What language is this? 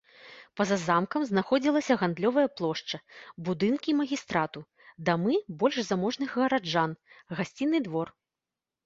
Belarusian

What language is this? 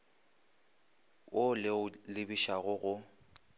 Northern Sotho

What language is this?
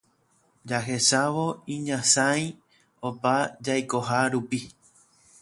Guarani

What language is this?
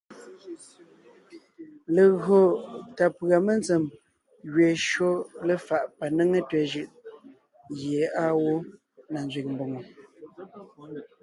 Ngiemboon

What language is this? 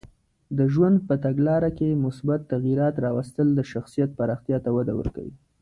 Pashto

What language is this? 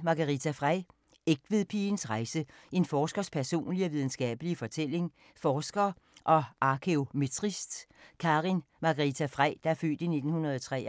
Danish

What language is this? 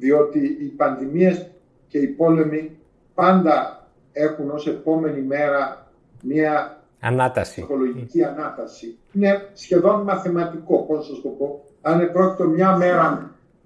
Greek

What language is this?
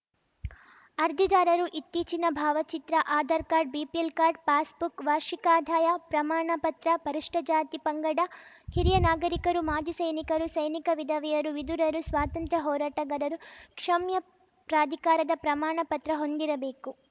Kannada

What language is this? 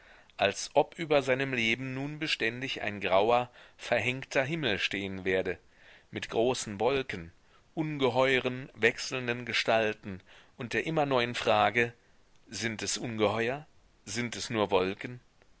German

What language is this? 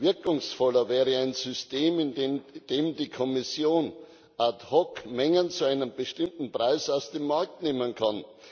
German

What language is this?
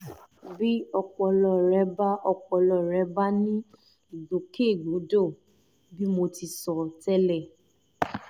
Yoruba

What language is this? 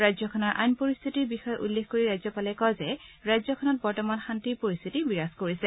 Assamese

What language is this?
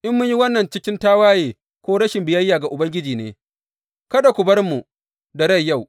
Hausa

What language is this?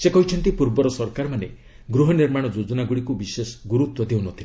Odia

